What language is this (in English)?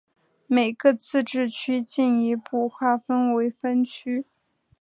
Chinese